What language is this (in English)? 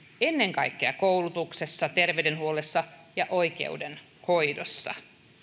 Finnish